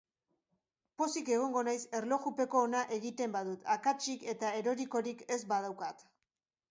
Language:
Basque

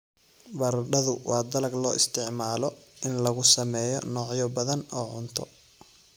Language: Somali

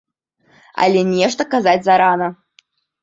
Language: Belarusian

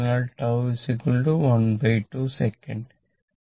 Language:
Malayalam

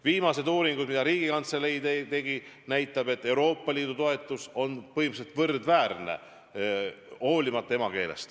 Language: Estonian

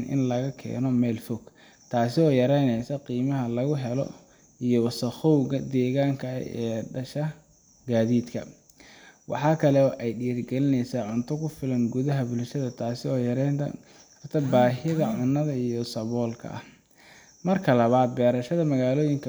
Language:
Somali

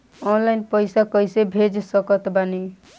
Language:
Bhojpuri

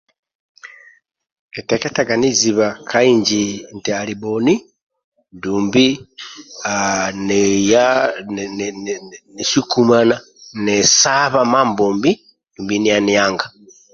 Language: Amba (Uganda)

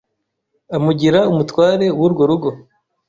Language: Kinyarwanda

